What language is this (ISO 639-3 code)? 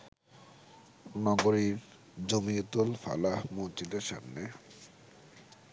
ben